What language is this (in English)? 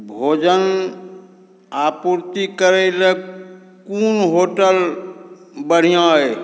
Maithili